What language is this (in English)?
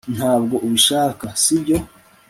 Kinyarwanda